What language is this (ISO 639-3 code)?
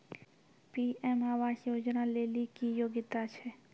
mai